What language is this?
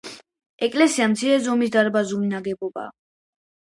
Georgian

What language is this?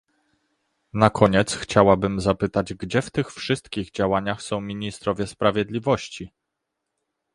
Polish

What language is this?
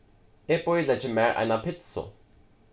Faroese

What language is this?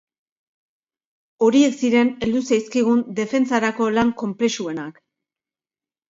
Basque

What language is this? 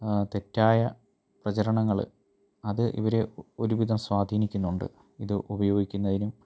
Malayalam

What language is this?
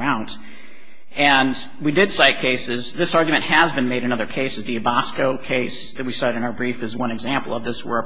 English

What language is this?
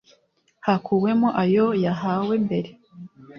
Kinyarwanda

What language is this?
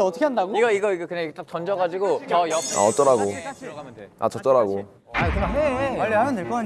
Korean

